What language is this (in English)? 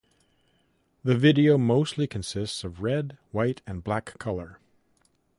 English